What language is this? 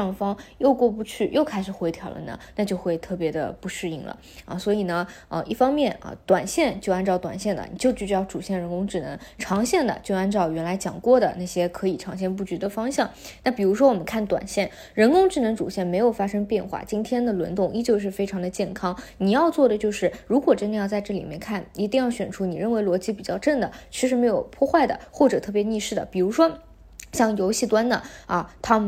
Chinese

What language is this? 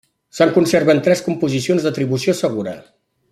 Catalan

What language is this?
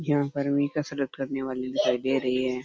Rajasthani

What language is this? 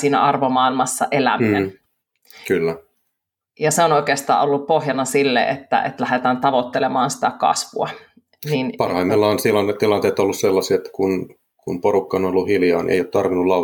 Finnish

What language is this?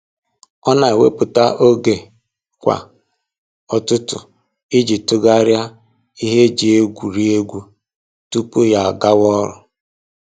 Igbo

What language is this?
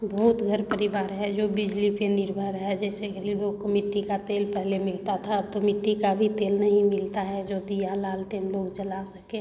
Hindi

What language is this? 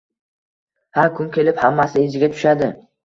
Uzbek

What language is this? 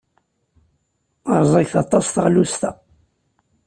Kabyle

